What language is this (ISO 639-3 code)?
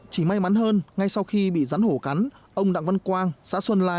vie